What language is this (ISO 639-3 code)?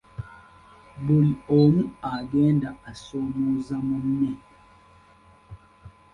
lug